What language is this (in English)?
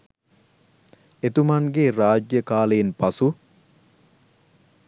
Sinhala